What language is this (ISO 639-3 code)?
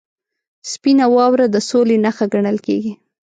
pus